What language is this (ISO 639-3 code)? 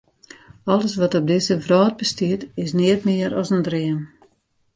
fry